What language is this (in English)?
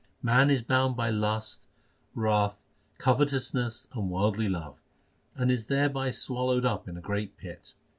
English